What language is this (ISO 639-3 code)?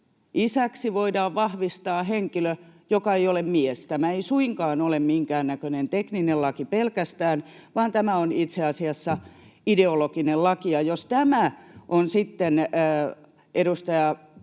fin